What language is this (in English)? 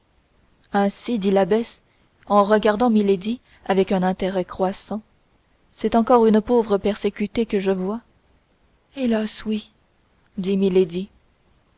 French